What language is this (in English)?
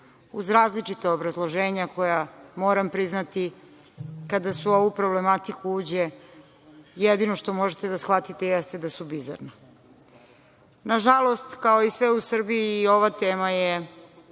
Serbian